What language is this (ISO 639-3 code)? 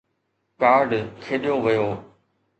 snd